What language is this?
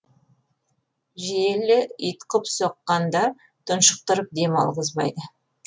Kazakh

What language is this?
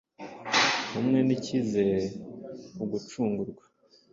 Kinyarwanda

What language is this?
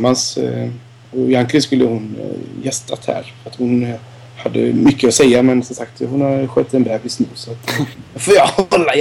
Swedish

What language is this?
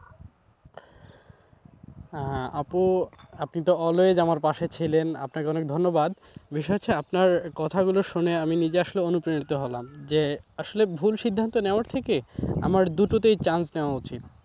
Bangla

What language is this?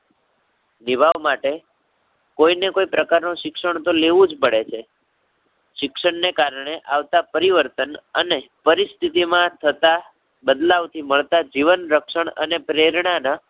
Gujarati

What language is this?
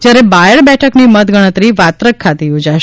Gujarati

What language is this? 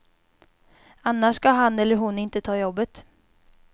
Swedish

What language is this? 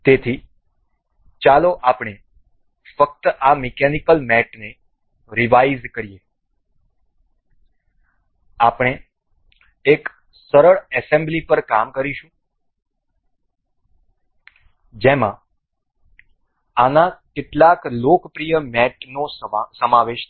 Gujarati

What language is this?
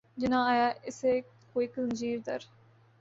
Urdu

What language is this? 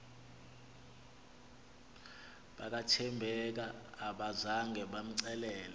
Xhosa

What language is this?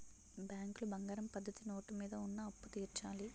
Telugu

